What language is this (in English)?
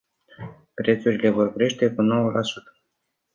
Romanian